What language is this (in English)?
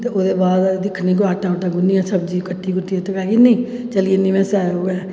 Dogri